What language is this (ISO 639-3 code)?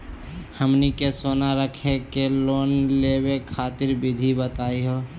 mag